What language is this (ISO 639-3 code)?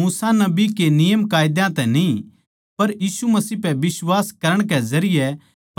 bgc